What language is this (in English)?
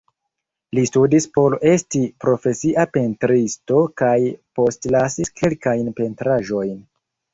Esperanto